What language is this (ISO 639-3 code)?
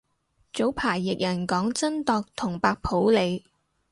yue